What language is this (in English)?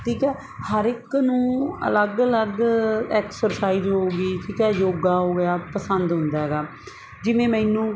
Punjabi